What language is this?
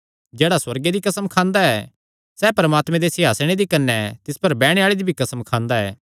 Kangri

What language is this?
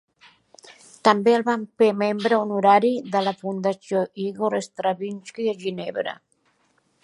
Catalan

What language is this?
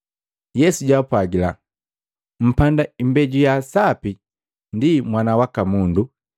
Matengo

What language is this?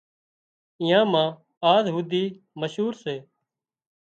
Wadiyara Koli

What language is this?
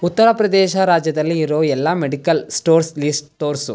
Kannada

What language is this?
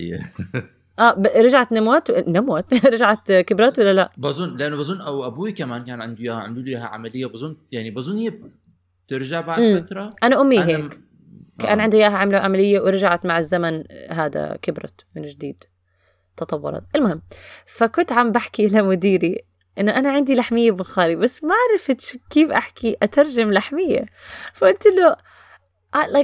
Arabic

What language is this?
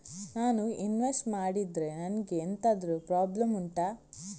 Kannada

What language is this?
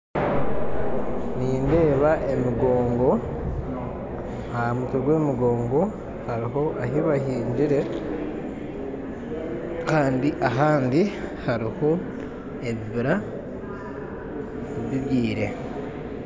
Nyankole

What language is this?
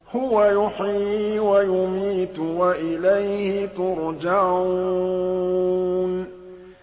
Arabic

